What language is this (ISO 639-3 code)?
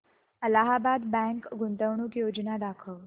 mar